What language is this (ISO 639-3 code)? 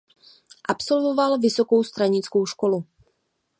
ces